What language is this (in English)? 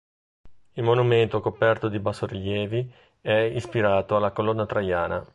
Italian